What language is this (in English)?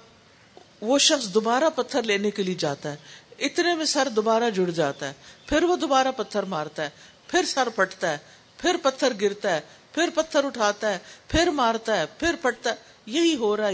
Urdu